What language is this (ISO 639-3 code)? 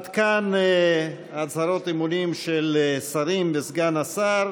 heb